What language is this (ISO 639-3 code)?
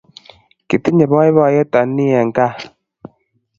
kln